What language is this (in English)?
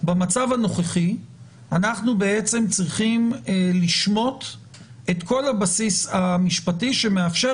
Hebrew